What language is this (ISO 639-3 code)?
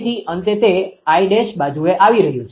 guj